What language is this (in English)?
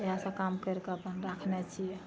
Maithili